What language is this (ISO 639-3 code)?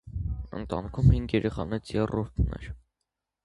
hye